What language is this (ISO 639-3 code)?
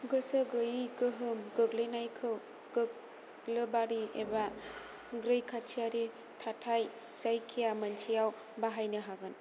brx